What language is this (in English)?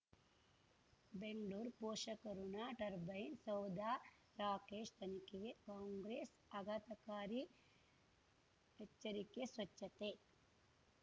Kannada